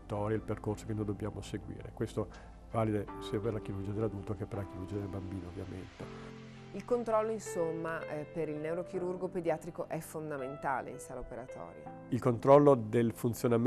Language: Italian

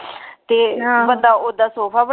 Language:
Punjabi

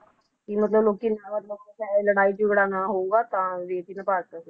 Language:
Punjabi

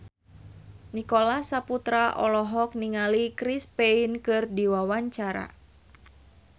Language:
Sundanese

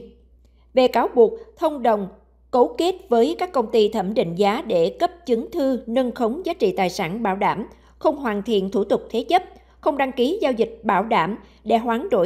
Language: Vietnamese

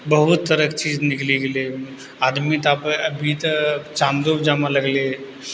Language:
Maithili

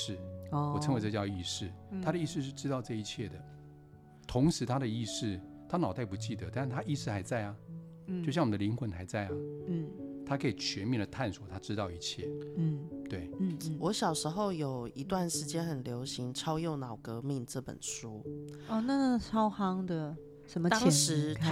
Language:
Chinese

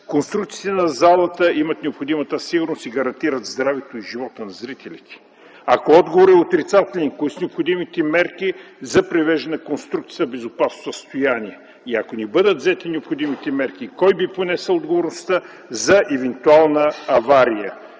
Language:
Bulgarian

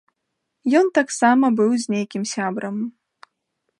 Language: Belarusian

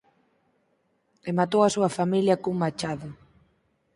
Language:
Galician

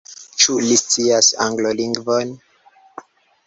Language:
Esperanto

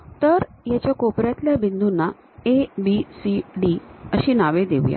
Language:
Marathi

